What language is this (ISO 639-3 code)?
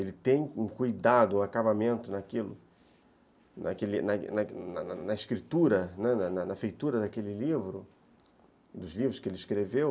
por